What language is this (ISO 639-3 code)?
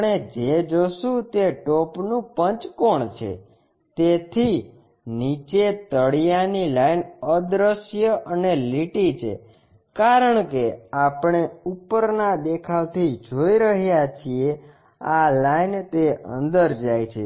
guj